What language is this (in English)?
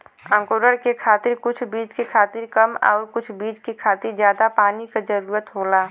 Bhojpuri